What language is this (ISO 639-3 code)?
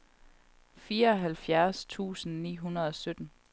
dan